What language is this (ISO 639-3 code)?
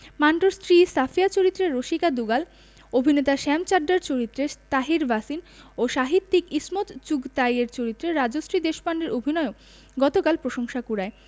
ben